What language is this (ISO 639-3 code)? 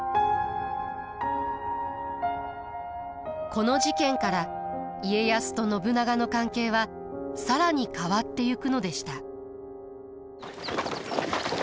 jpn